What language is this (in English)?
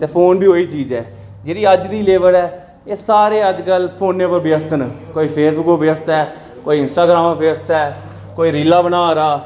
Dogri